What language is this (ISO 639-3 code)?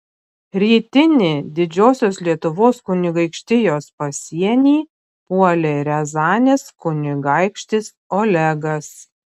lit